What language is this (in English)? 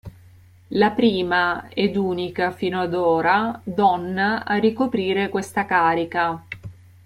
Italian